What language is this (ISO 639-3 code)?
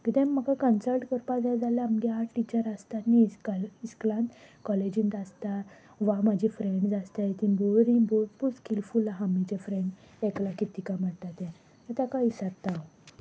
kok